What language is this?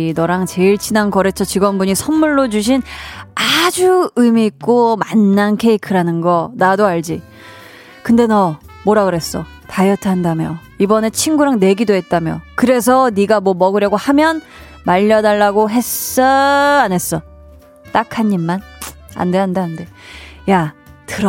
Korean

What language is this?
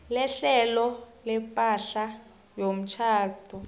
South Ndebele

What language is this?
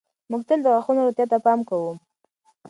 Pashto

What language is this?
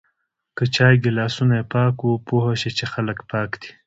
Pashto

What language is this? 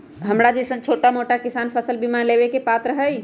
Magahi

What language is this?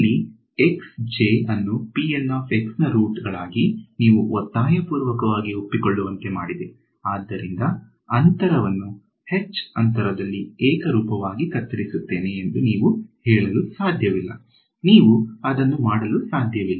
Kannada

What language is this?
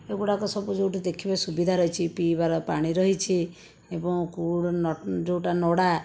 Odia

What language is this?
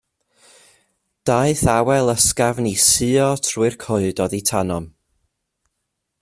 Welsh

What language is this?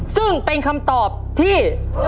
Thai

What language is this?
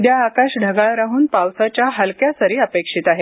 Marathi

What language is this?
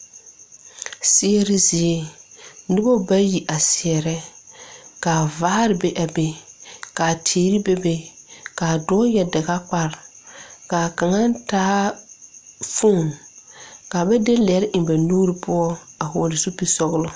Southern Dagaare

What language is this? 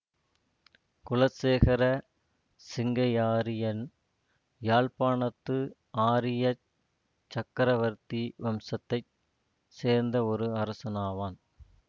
Tamil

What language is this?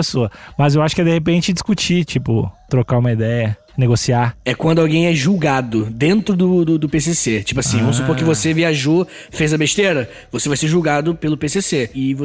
Portuguese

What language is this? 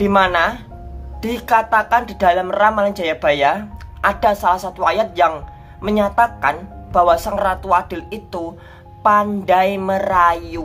Indonesian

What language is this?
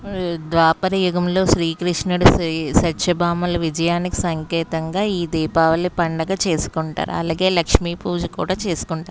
Telugu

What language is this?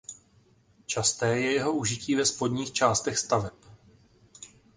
Czech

